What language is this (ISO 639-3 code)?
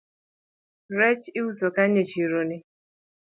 luo